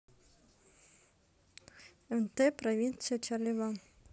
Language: Russian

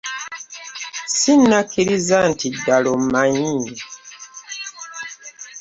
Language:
Ganda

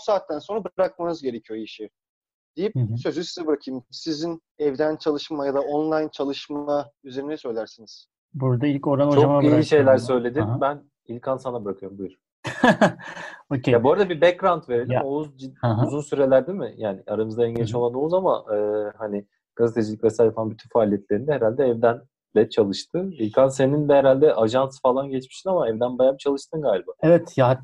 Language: Turkish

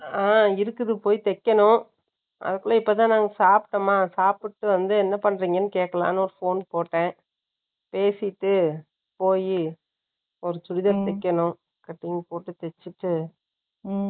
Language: Tamil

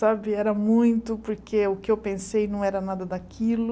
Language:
Portuguese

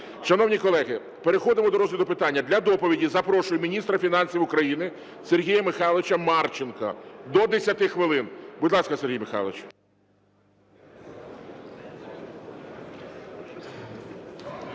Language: Ukrainian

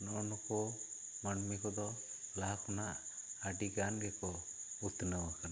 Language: Santali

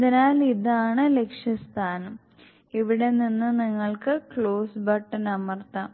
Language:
Malayalam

